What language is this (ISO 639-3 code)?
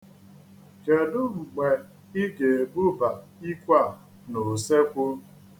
ibo